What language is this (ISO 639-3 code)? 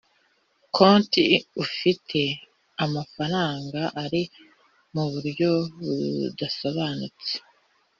kin